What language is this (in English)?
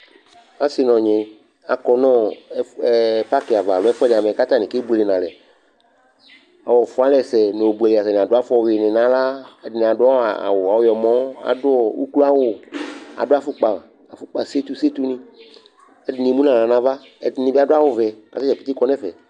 Ikposo